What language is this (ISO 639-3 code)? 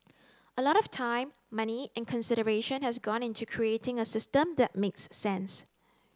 eng